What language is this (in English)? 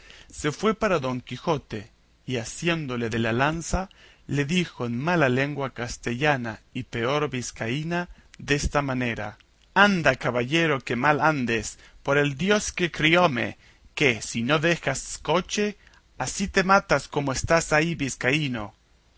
Spanish